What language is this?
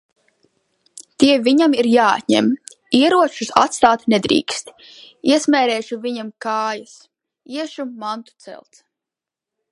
Latvian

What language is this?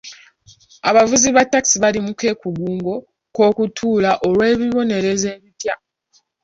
Ganda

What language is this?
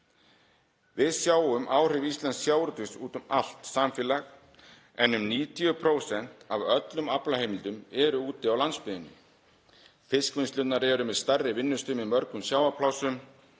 Icelandic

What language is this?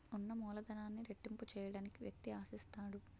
Telugu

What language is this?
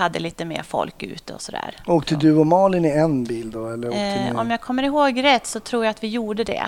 Swedish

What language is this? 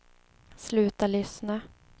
Swedish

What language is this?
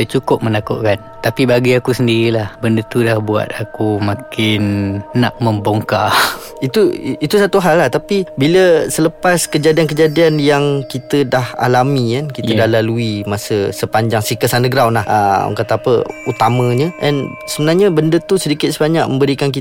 Malay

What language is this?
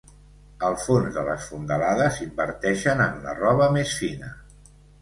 Catalan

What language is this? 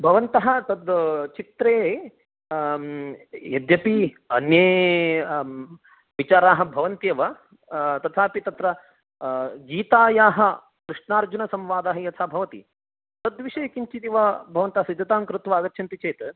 Sanskrit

